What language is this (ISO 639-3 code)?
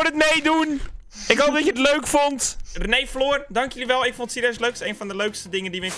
nld